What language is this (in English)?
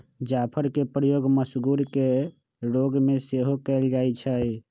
Magahi